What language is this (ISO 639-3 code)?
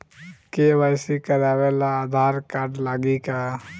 bho